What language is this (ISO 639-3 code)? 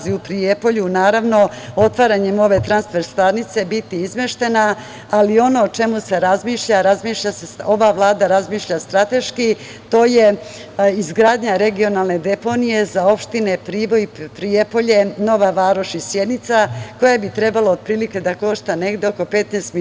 srp